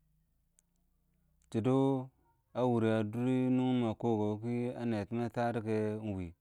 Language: Awak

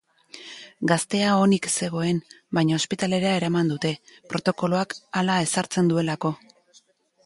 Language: Basque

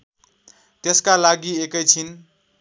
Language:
Nepali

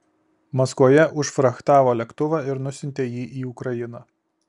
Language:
Lithuanian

